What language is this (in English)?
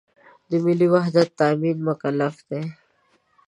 Pashto